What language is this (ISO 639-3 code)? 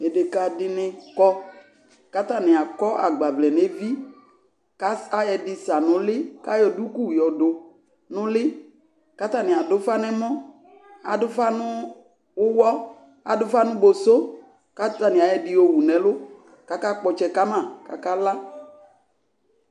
kpo